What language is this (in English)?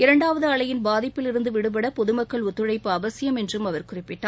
Tamil